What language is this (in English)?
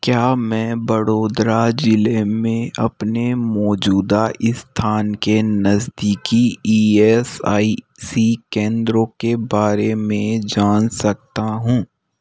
Hindi